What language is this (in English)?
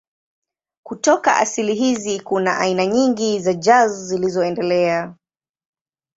Swahili